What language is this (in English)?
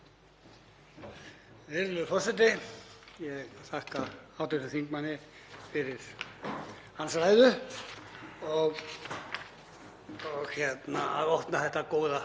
Icelandic